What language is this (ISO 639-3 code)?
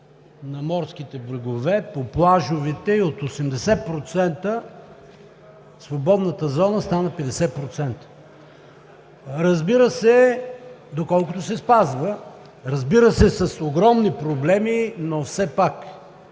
bul